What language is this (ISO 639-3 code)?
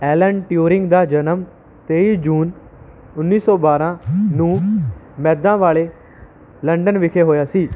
pan